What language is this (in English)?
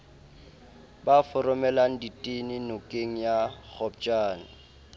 Southern Sotho